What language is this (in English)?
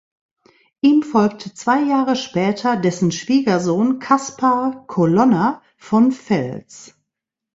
German